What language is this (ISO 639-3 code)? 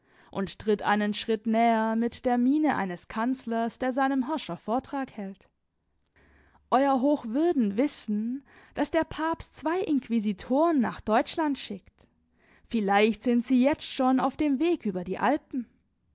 deu